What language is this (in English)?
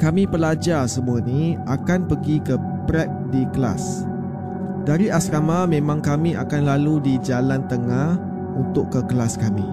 Malay